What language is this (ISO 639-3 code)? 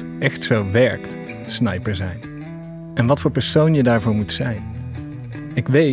nld